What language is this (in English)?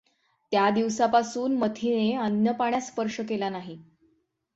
Marathi